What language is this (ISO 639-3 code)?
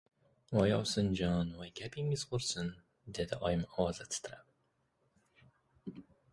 uzb